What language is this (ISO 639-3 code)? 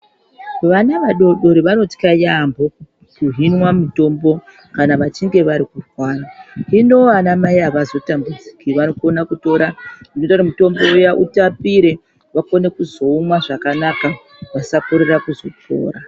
ndc